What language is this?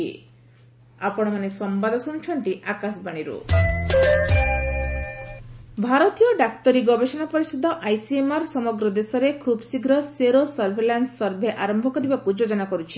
Odia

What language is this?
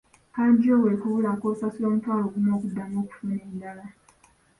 Ganda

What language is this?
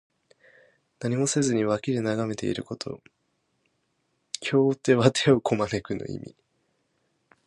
Japanese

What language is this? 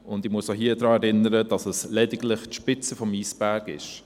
Swiss German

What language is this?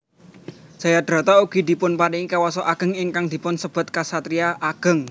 Javanese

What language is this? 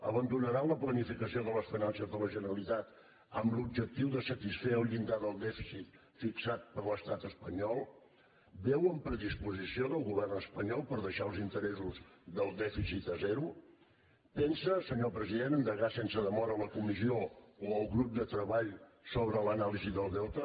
Catalan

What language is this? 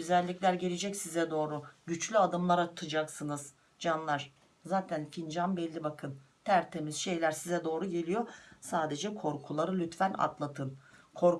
Turkish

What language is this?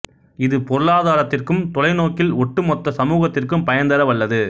Tamil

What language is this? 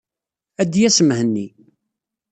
Kabyle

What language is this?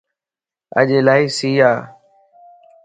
Lasi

